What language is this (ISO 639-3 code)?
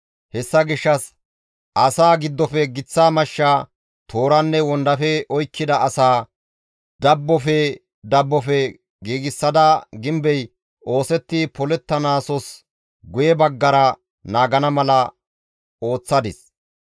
gmv